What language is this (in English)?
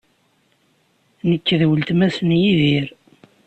Kabyle